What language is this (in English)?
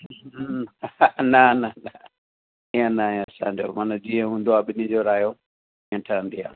Sindhi